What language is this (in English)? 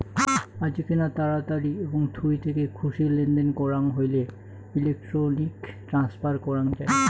Bangla